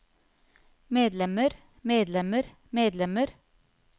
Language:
Norwegian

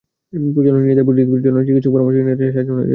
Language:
Bangla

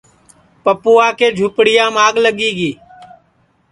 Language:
Sansi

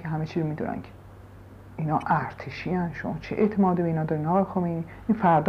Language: Persian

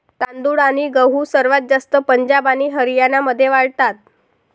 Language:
Marathi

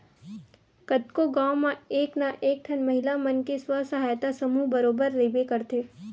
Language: Chhattisgarhi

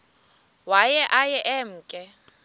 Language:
Xhosa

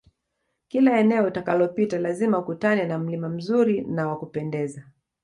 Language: Swahili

